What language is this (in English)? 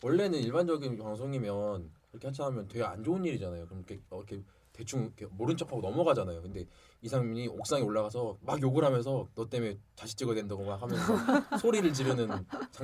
Korean